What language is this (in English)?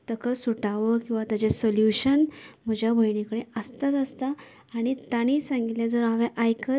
Konkani